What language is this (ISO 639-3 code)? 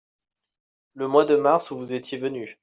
fra